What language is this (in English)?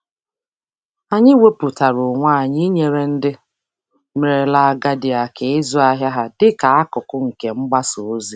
Igbo